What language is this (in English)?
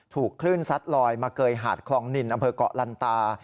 Thai